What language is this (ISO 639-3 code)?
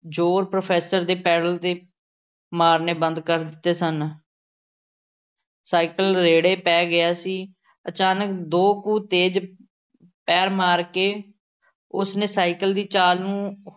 pan